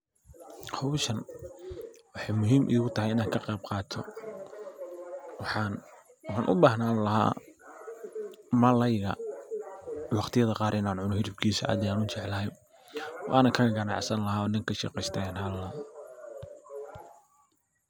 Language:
Somali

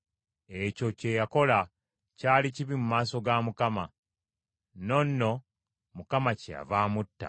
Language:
Ganda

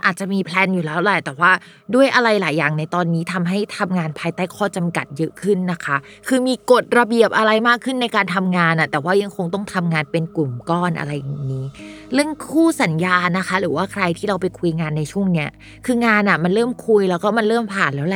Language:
Thai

